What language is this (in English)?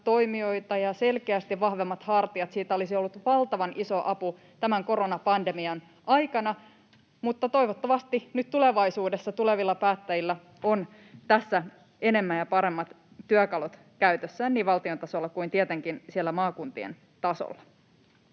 Finnish